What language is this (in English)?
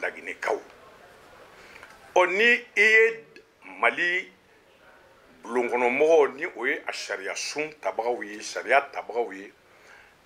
French